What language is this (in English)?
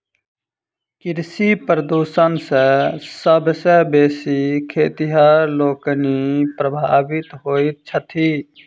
Maithili